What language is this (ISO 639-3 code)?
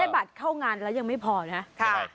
tha